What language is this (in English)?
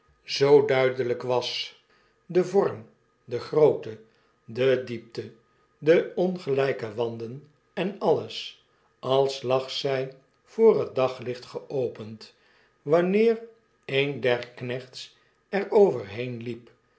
Dutch